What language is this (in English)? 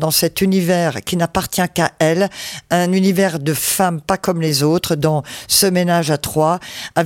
French